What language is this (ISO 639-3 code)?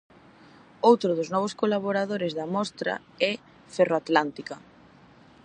glg